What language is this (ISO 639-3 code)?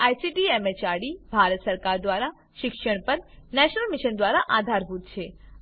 guj